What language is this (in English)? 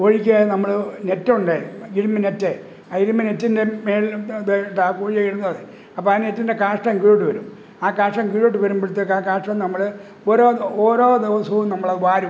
Malayalam